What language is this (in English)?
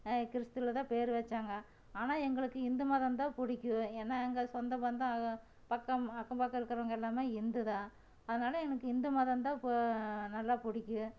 Tamil